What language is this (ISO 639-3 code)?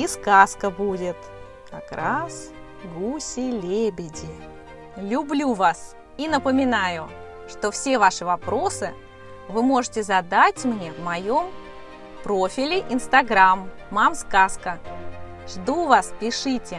rus